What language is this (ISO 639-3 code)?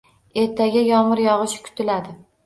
uzb